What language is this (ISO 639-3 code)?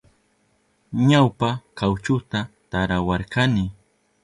qup